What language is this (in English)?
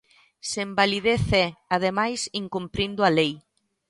Galician